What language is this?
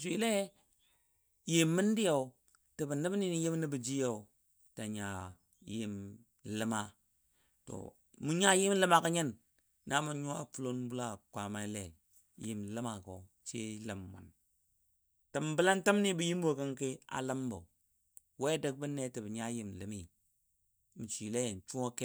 Dadiya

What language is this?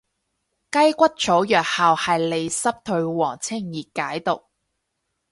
Cantonese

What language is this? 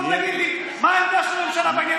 Hebrew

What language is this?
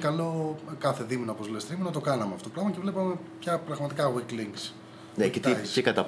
Greek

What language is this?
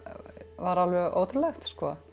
Icelandic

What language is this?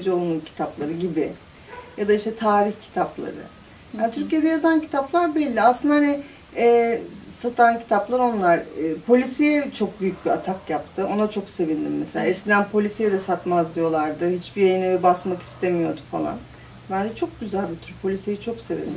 Turkish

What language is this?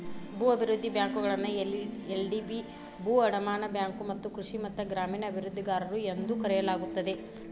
Kannada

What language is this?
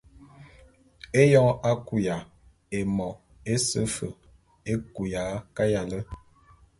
Bulu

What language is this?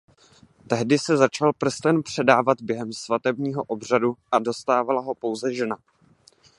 Czech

